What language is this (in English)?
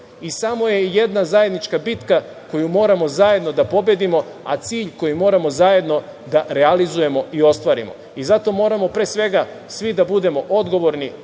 Serbian